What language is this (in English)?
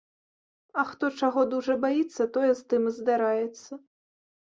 Belarusian